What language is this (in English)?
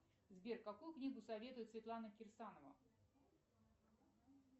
Russian